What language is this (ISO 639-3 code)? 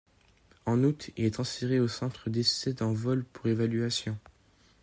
fra